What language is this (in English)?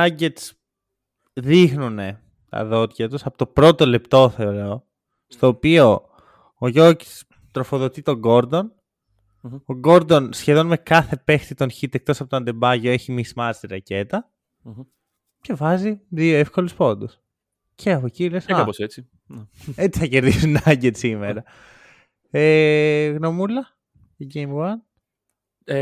Greek